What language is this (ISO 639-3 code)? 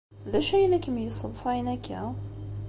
kab